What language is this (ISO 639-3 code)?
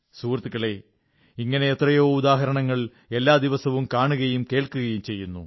mal